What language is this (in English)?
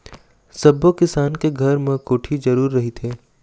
Chhattisgarhi